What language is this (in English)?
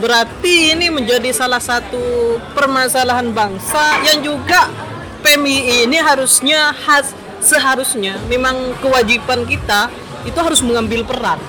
Indonesian